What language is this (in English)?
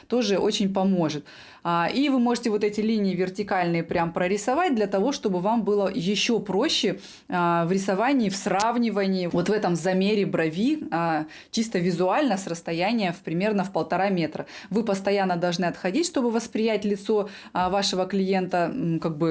Russian